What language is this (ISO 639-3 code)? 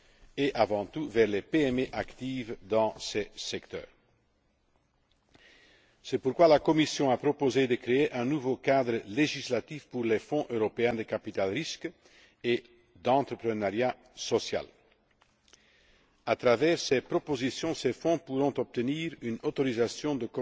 fra